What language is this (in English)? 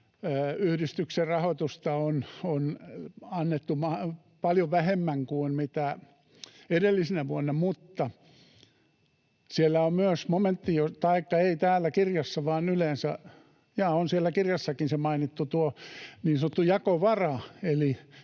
Finnish